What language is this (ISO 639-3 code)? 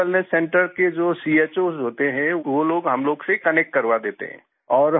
hin